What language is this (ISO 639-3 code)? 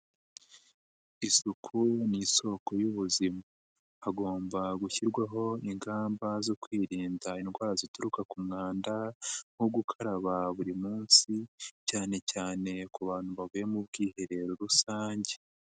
kin